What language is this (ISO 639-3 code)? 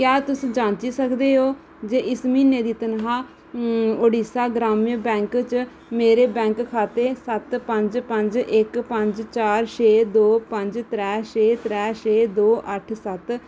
doi